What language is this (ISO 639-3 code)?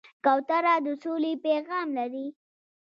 pus